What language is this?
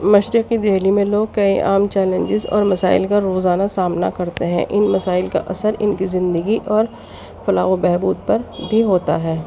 Urdu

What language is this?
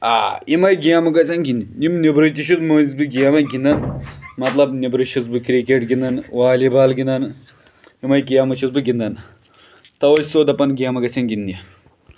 Kashmiri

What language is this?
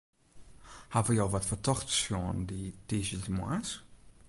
Western Frisian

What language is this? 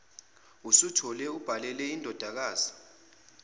Zulu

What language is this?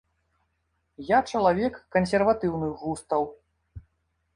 Belarusian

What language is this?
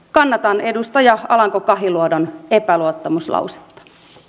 Finnish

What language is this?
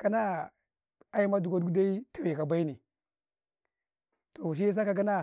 Karekare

